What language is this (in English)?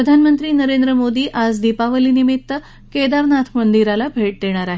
Marathi